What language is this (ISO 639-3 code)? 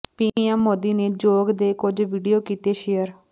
pan